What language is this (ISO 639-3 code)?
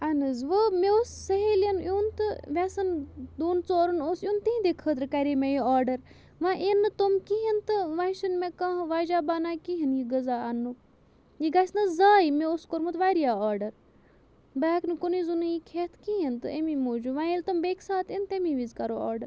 kas